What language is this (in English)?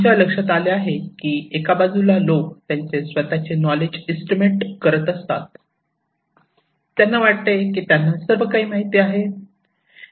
Marathi